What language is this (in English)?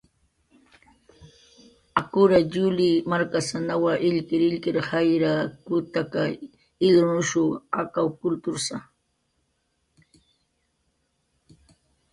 Jaqaru